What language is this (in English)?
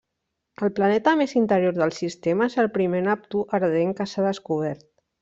Catalan